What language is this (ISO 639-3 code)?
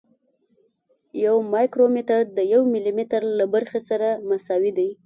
pus